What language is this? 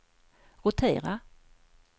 Swedish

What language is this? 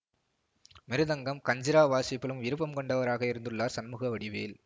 Tamil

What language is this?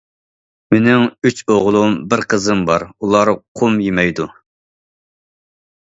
Uyghur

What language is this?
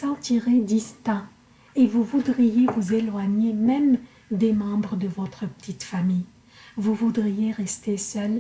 French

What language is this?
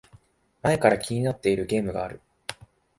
Japanese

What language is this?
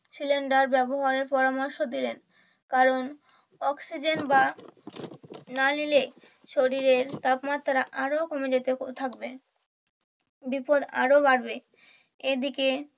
Bangla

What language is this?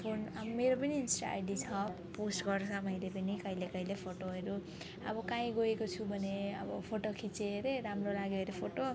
Nepali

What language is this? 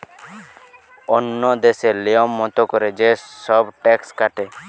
Bangla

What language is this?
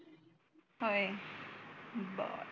Marathi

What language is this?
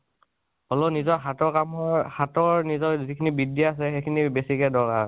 Assamese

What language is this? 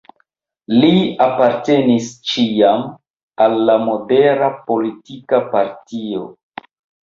Esperanto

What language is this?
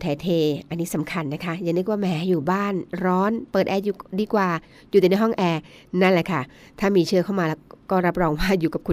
Thai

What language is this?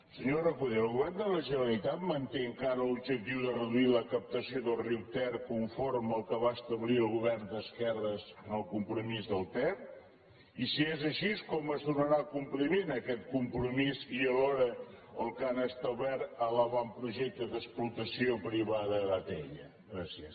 Catalan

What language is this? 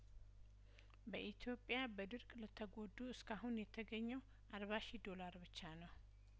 Amharic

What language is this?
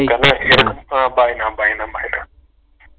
Tamil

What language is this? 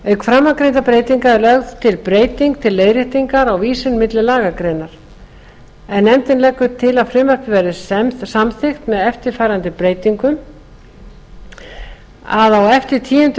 Icelandic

